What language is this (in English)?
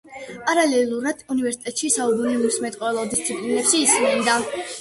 Georgian